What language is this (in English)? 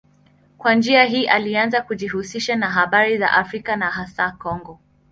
Swahili